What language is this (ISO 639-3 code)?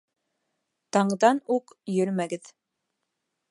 bak